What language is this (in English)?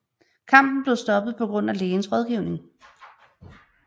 Danish